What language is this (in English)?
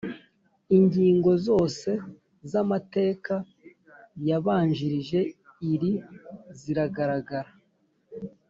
Kinyarwanda